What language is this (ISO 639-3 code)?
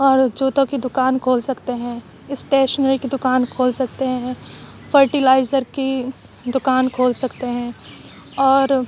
urd